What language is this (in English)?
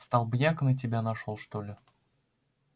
Russian